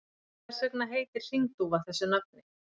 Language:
Icelandic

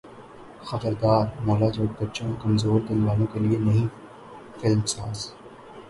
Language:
Urdu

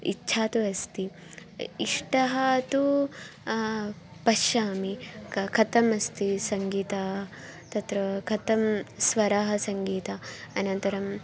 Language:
Sanskrit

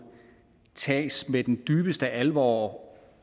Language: Danish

